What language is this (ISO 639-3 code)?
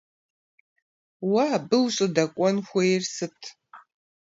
kbd